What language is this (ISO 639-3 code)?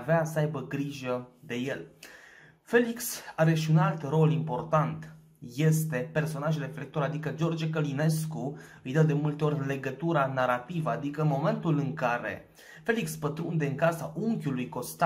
ron